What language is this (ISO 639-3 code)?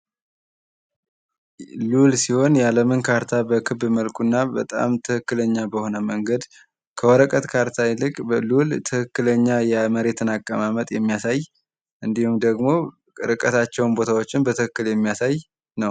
amh